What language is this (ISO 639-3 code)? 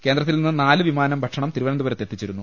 mal